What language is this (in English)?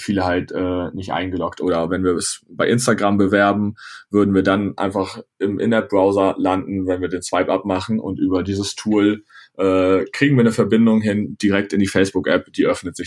German